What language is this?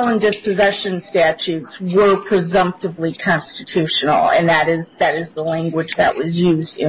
English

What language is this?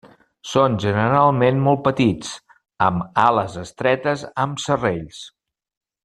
Catalan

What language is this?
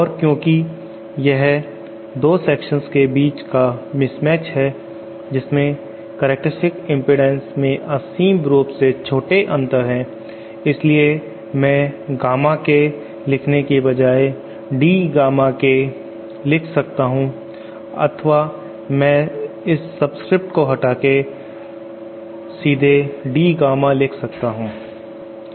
Hindi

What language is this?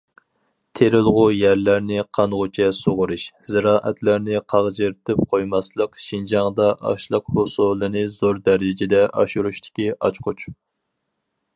Uyghur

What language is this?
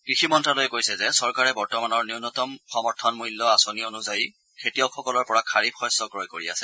Assamese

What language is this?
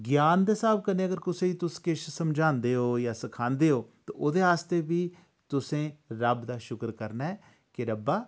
Dogri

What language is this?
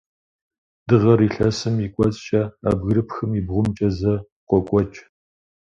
Kabardian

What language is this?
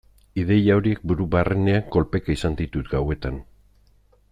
Basque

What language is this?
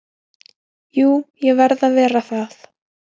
Icelandic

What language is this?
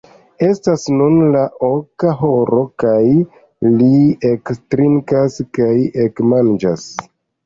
Esperanto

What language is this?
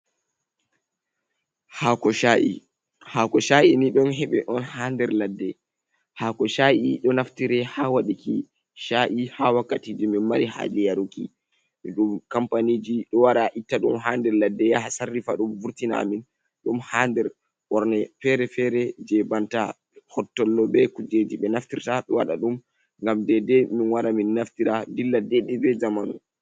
Fula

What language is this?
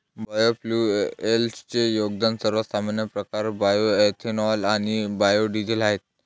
Marathi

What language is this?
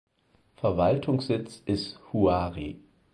German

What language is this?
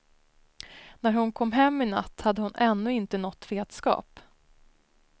Swedish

